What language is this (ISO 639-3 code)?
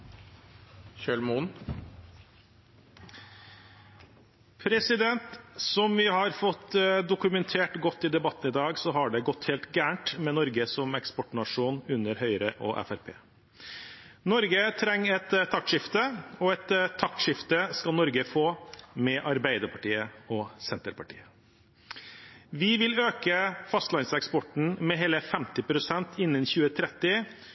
nor